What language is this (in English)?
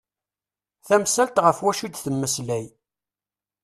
Kabyle